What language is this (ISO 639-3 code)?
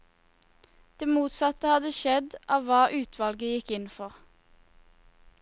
nor